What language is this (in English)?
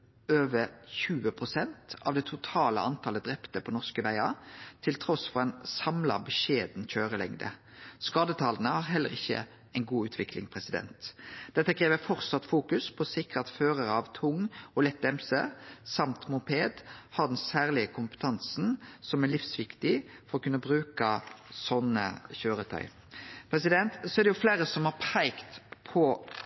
Norwegian Nynorsk